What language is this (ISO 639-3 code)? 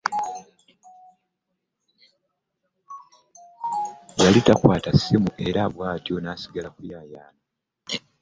lug